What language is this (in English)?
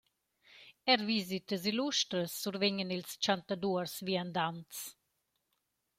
Romansh